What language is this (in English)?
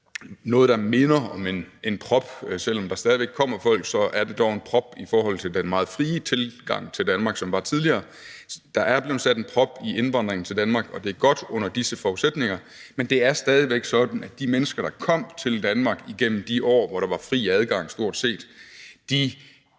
Danish